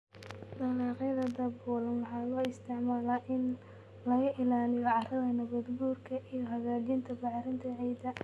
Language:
Somali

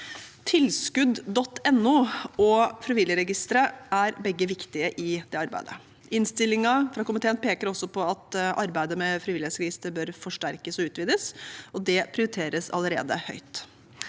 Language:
Norwegian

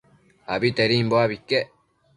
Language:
Matsés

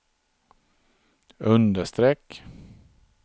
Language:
Swedish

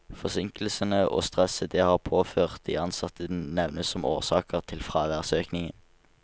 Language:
Norwegian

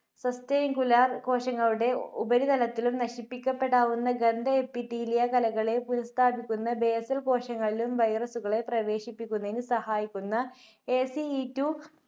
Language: Malayalam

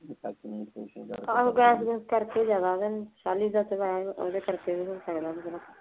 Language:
Punjabi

